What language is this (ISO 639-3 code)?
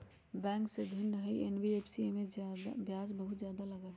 mag